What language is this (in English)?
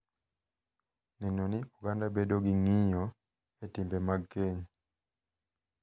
Luo (Kenya and Tanzania)